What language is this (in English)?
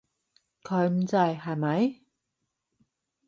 Cantonese